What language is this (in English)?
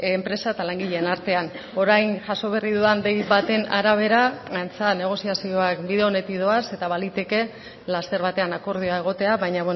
Basque